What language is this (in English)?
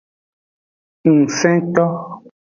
Aja (Benin)